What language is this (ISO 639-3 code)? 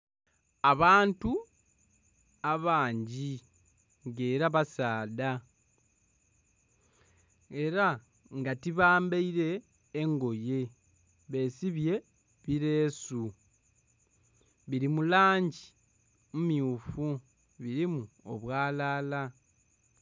xog